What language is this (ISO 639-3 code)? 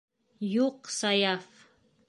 bak